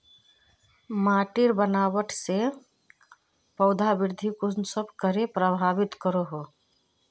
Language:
Magahi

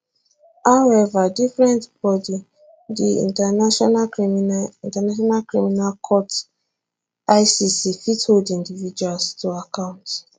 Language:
Nigerian Pidgin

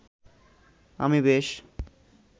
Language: Bangla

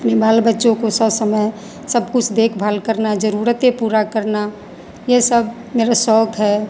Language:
Hindi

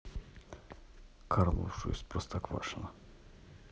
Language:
Russian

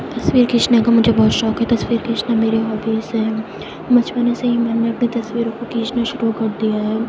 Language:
Urdu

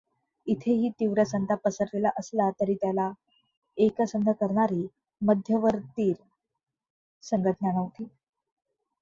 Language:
Marathi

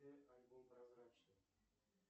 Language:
Russian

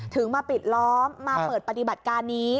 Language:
Thai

